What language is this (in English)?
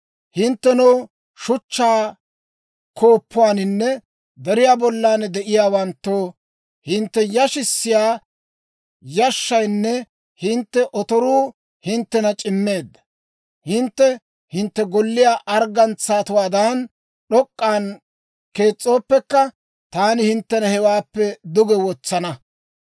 Dawro